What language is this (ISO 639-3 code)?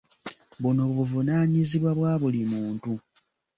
lug